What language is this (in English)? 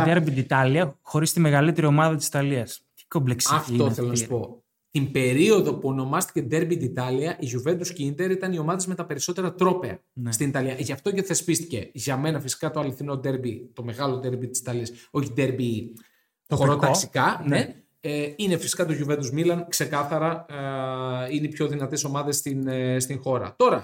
Greek